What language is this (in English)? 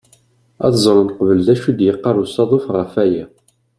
Kabyle